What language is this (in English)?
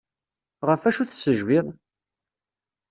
Kabyle